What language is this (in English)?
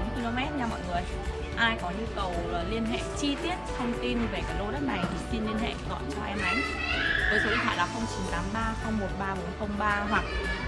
Vietnamese